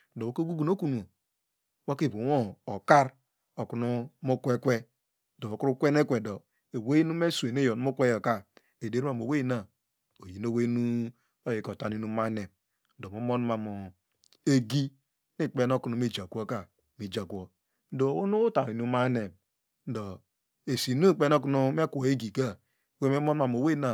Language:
Degema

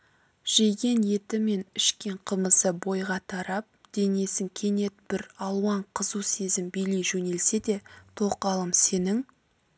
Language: Kazakh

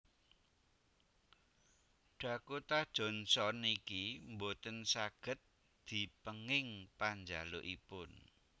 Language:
Javanese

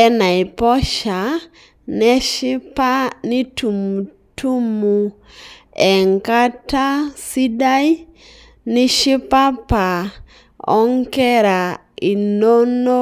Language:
Masai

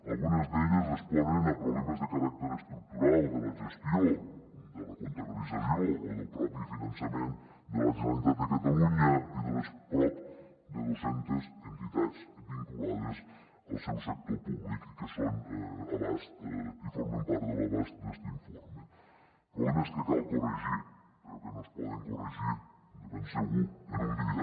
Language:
Catalan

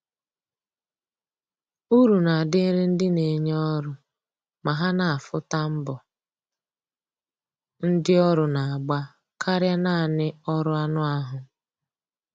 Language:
Igbo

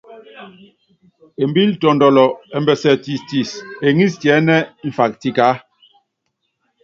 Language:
Yangben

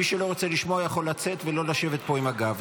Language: Hebrew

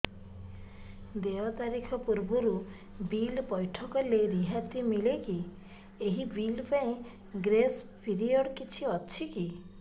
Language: Odia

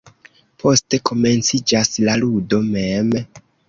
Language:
Esperanto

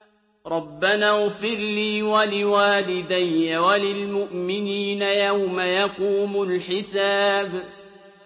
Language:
Arabic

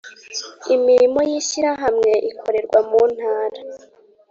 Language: Kinyarwanda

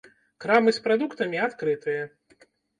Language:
Belarusian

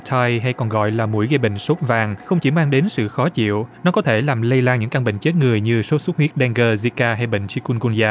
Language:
Vietnamese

